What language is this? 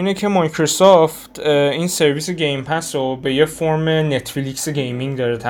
Persian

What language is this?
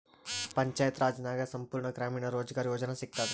Kannada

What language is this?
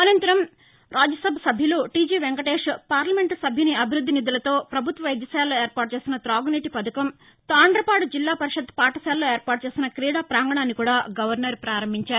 Telugu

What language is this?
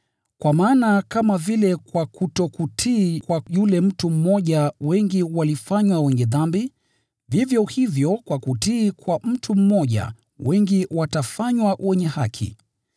Swahili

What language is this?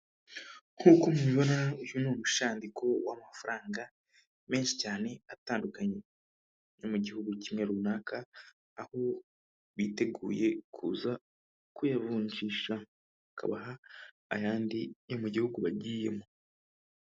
Kinyarwanda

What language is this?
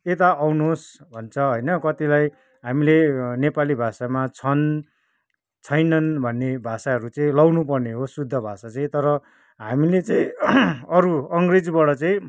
Nepali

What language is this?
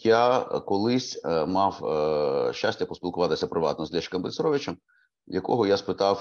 Ukrainian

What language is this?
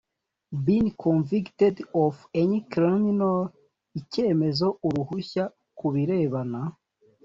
Kinyarwanda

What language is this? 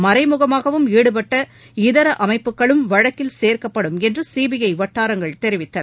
Tamil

